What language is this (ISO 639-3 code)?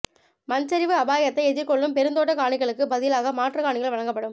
tam